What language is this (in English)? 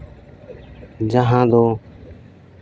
Santali